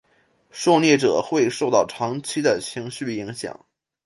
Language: Chinese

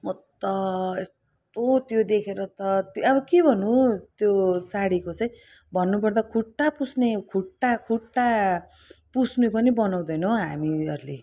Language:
Nepali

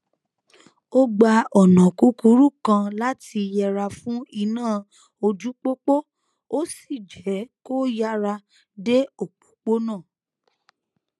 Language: Yoruba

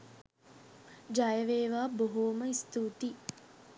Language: Sinhala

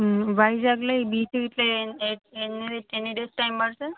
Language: Telugu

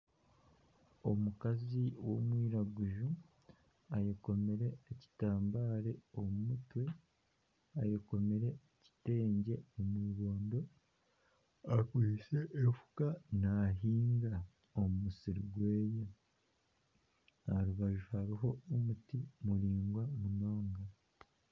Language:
Nyankole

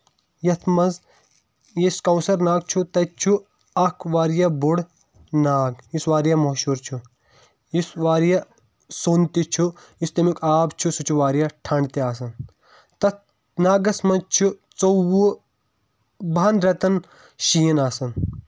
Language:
Kashmiri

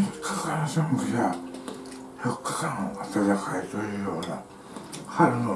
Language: Japanese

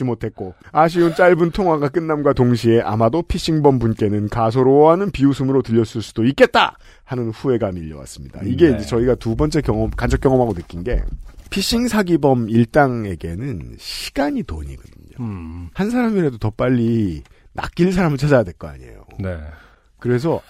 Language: Korean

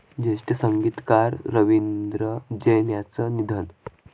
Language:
Marathi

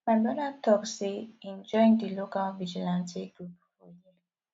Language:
Nigerian Pidgin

